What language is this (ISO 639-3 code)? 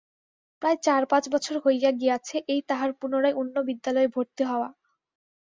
ben